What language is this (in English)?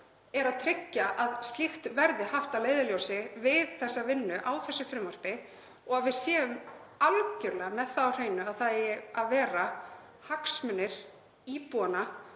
Icelandic